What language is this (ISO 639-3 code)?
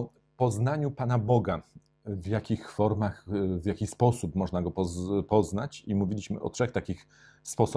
pol